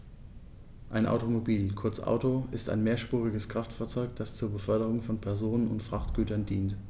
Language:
German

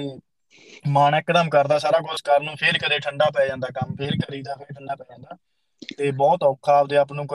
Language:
Punjabi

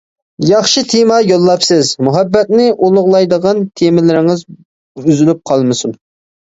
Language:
Uyghur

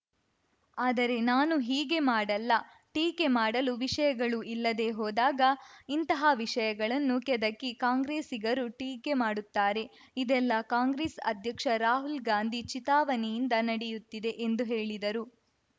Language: Kannada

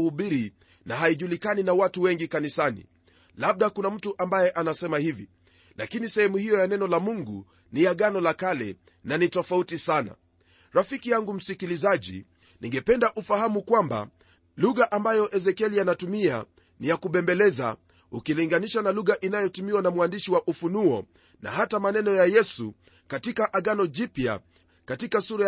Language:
Swahili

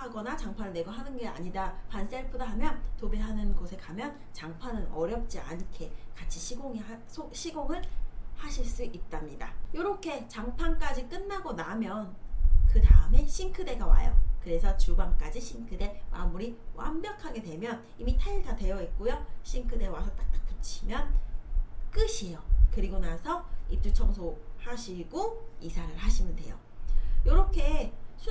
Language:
Korean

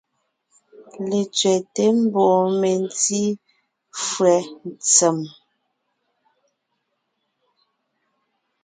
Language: Ngiemboon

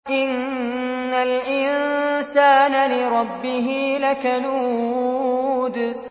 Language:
Arabic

